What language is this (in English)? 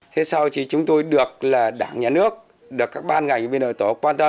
Vietnamese